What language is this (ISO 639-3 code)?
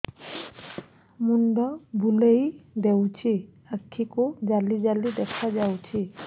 ori